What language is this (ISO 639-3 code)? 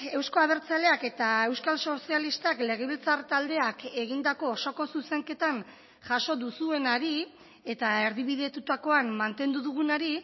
eus